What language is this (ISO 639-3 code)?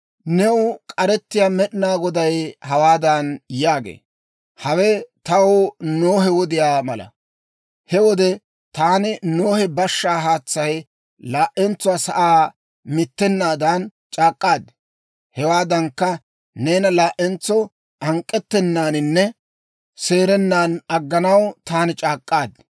dwr